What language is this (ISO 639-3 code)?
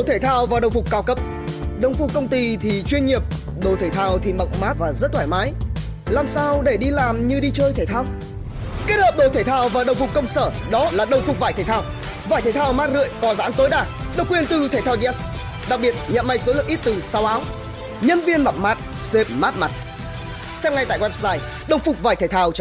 vie